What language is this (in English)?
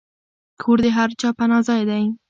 Pashto